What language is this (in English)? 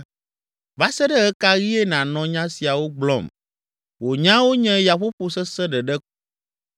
Ewe